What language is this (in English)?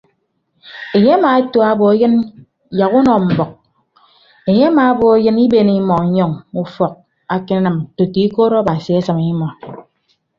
Ibibio